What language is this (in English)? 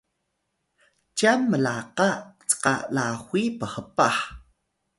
Atayal